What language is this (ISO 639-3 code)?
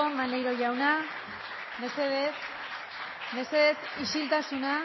eus